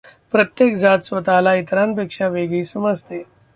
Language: Marathi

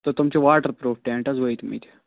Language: Kashmiri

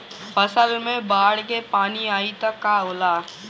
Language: Bhojpuri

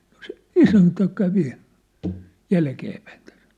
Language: Finnish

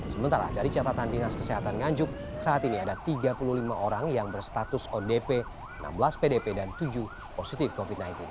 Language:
Indonesian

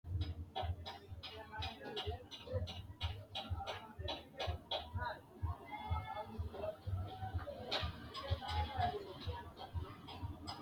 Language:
Sidamo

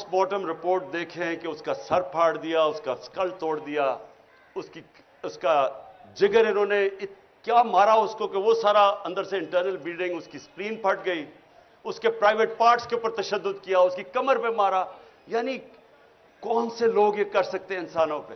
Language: Urdu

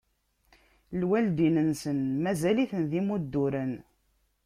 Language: Kabyle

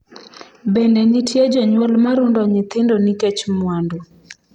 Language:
Luo (Kenya and Tanzania)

